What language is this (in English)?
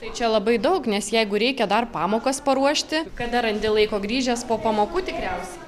Lithuanian